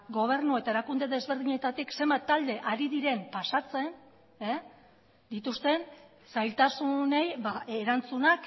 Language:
Basque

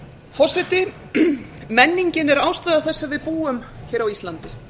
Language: Icelandic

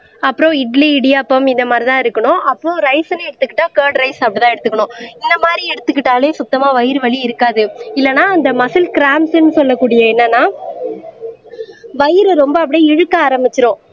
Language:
Tamil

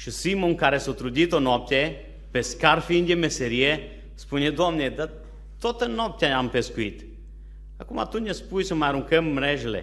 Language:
Romanian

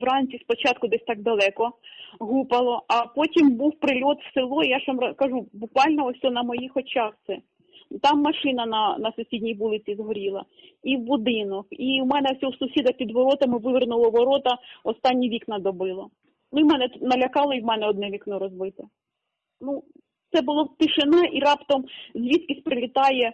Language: Ukrainian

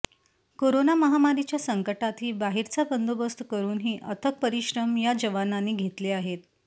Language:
Marathi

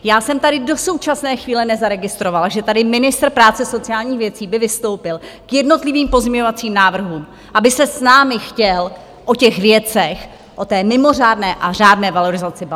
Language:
Czech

